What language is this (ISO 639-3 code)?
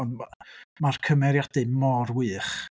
cym